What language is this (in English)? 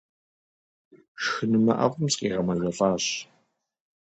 Kabardian